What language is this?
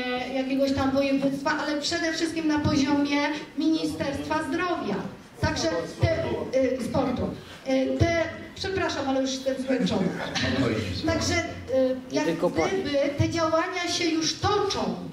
Polish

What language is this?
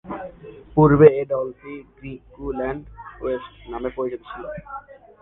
Bangla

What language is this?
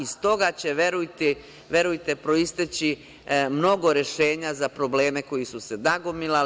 Serbian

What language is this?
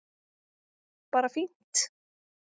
Icelandic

